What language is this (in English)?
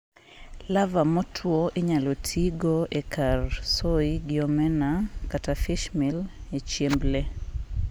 Luo (Kenya and Tanzania)